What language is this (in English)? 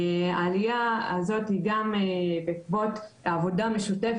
Hebrew